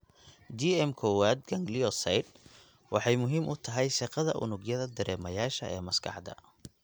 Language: Somali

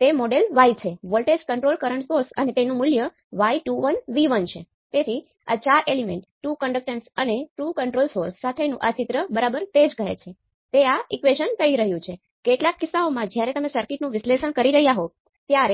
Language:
Gujarati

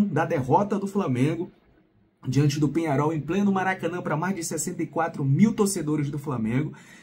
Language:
Portuguese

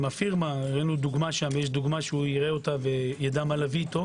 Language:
Hebrew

